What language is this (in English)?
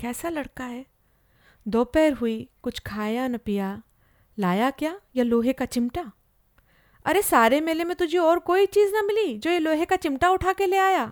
Hindi